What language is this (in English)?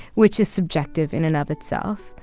English